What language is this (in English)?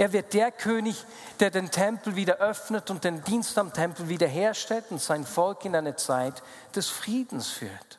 German